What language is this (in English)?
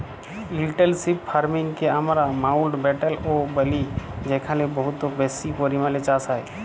Bangla